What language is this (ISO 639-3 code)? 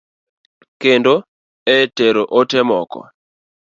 luo